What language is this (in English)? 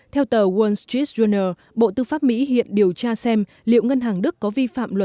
Vietnamese